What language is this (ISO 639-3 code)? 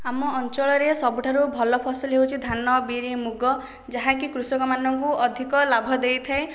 ori